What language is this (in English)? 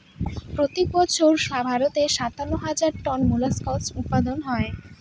Bangla